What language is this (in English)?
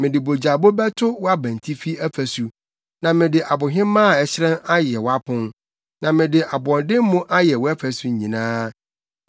Akan